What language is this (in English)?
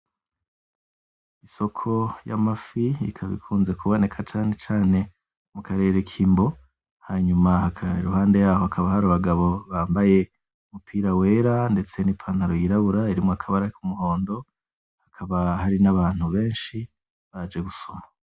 Rundi